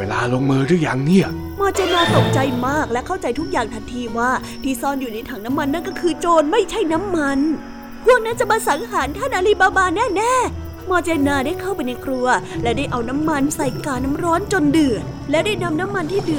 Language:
Thai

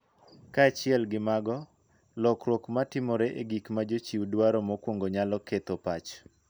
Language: Luo (Kenya and Tanzania)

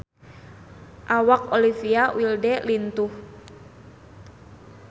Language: Sundanese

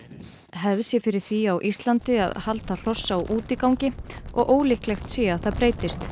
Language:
Icelandic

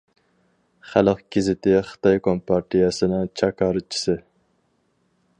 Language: Uyghur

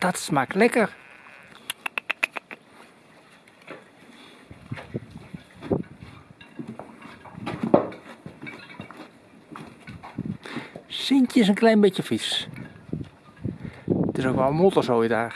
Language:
Dutch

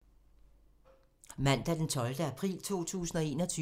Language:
Danish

